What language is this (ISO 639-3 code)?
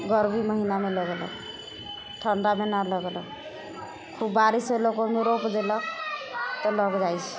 mai